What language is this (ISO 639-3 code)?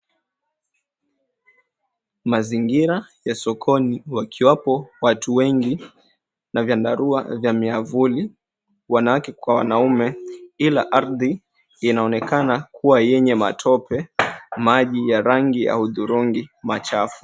swa